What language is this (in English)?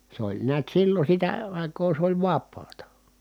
Finnish